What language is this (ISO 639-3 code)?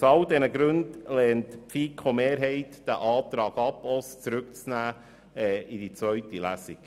gsw